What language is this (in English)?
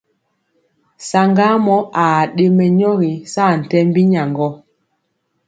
Mpiemo